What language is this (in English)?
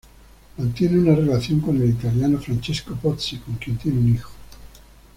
Spanish